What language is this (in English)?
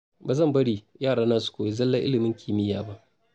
Hausa